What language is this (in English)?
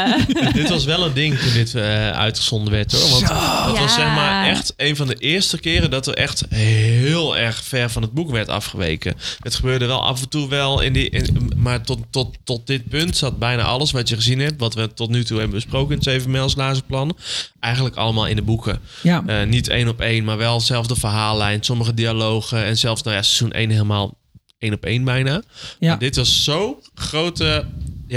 Dutch